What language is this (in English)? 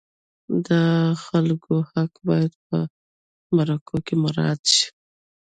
Pashto